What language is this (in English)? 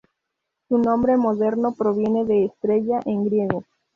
Spanish